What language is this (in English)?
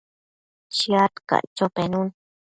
Matsés